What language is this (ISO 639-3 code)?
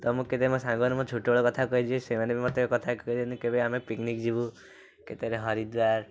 ori